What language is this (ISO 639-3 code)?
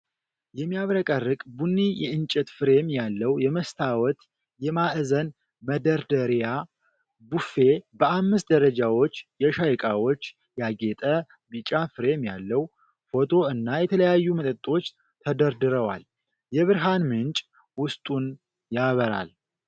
amh